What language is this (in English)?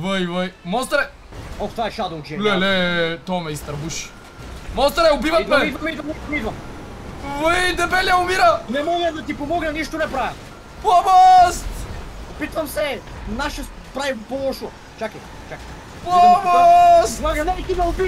Bulgarian